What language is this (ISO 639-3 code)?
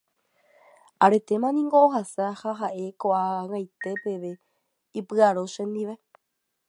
grn